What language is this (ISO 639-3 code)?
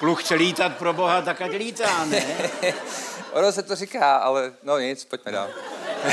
ces